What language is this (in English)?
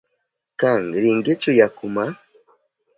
Southern Pastaza Quechua